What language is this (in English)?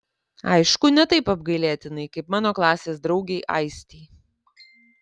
Lithuanian